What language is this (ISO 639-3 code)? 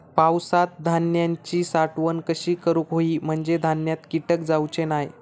mar